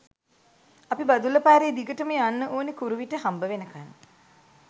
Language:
Sinhala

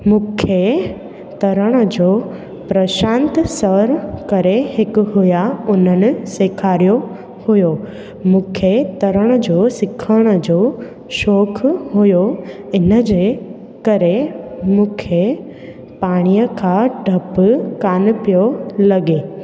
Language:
Sindhi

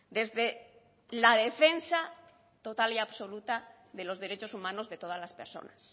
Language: Spanish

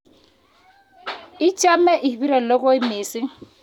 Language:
Kalenjin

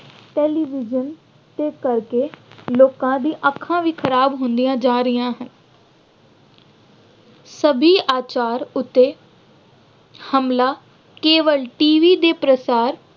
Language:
Punjabi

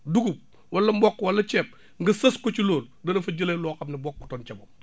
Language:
Wolof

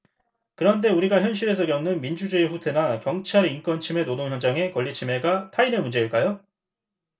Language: Korean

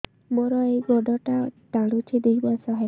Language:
Odia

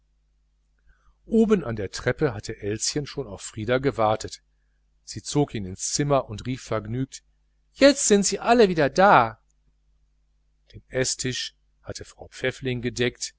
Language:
German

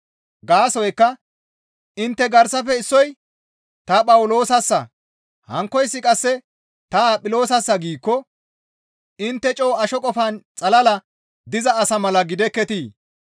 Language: Gamo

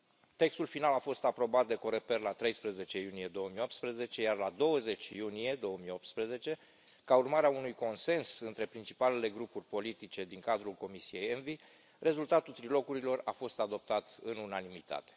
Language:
Romanian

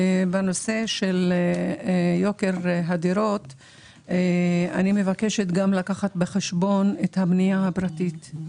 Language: Hebrew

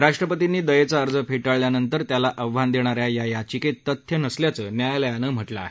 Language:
Marathi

